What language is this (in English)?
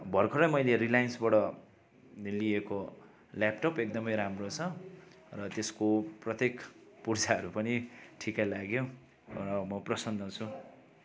Nepali